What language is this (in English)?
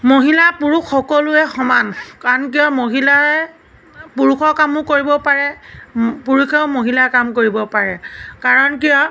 Assamese